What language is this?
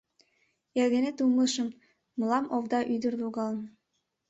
Mari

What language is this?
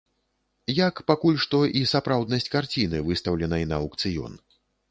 Belarusian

